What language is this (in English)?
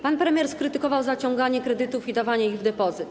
Polish